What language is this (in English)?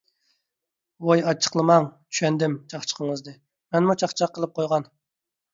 Uyghur